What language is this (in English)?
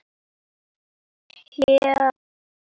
Icelandic